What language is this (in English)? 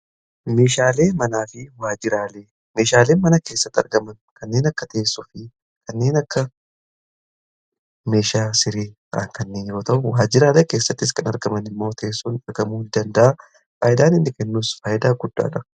Oromo